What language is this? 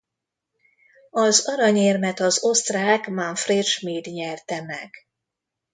Hungarian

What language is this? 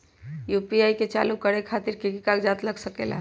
Magahi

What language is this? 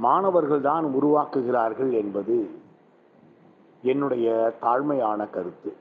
Tamil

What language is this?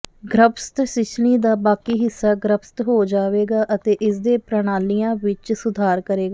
Punjabi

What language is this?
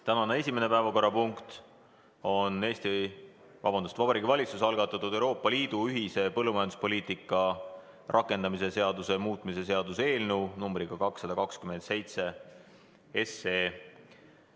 Estonian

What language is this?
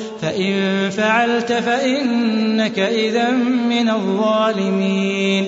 Arabic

